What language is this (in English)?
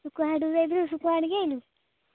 Odia